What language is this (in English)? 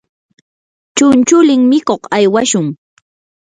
Yanahuanca Pasco Quechua